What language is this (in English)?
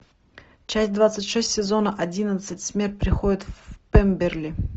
Russian